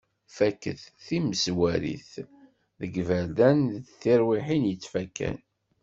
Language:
Kabyle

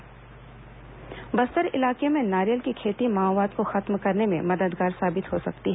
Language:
Hindi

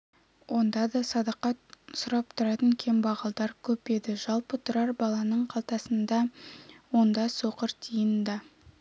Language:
Kazakh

